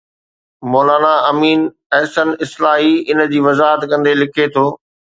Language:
Sindhi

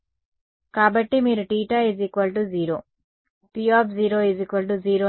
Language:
Telugu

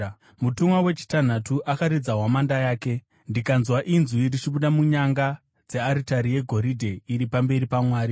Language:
Shona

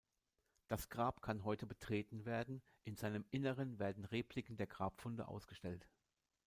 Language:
German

